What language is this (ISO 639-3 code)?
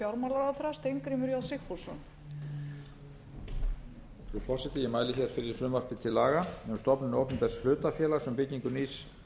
isl